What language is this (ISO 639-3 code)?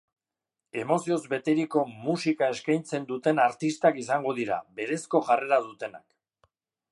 eus